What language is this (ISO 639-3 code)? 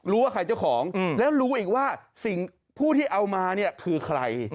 tha